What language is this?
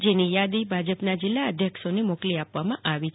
Gujarati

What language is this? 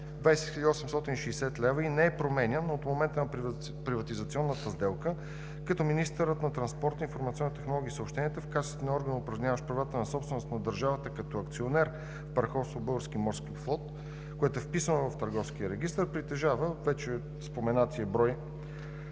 Bulgarian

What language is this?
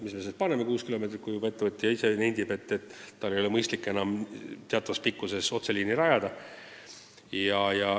Estonian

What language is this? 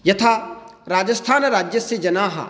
Sanskrit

